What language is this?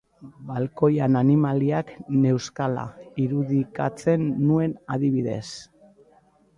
Basque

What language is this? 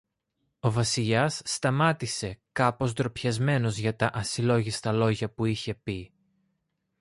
Greek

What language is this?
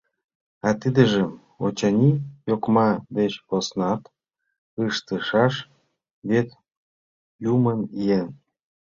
Mari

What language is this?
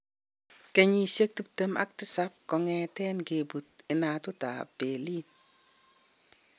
Kalenjin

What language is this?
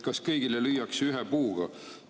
Estonian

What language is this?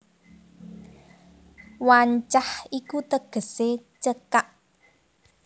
Javanese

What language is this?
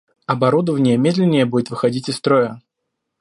Russian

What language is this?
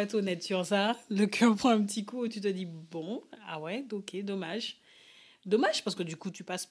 French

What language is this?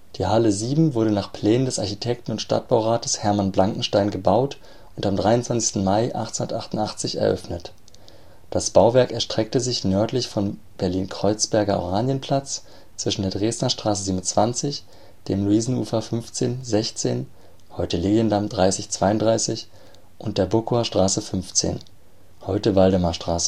German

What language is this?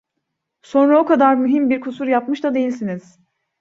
Turkish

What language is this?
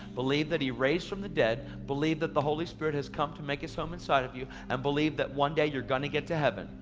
English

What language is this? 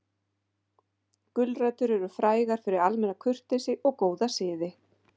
Icelandic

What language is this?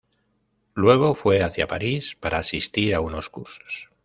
Spanish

